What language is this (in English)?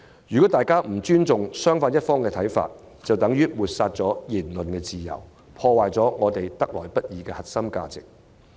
Cantonese